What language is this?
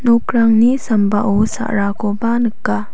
Garo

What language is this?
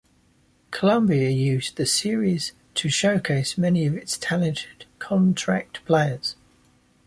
English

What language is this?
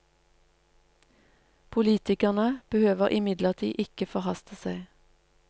Norwegian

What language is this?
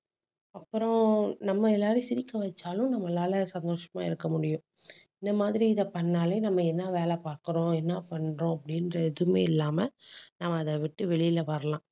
Tamil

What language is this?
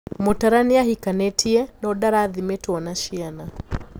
Kikuyu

